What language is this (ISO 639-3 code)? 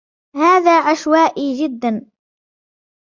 ara